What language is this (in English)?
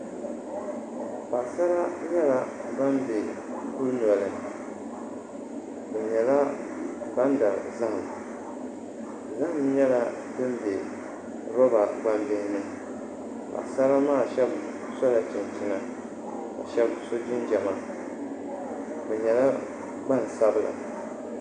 Dagbani